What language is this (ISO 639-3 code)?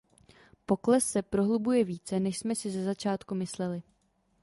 ces